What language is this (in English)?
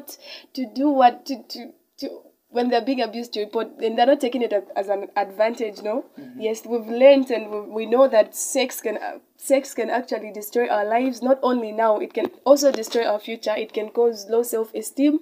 English